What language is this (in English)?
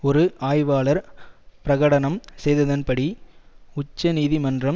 Tamil